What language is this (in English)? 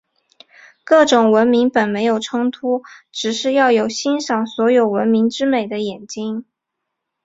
Chinese